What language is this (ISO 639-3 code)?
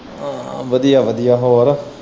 pan